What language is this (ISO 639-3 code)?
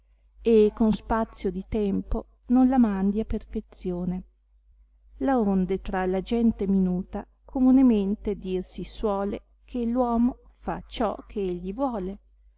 ita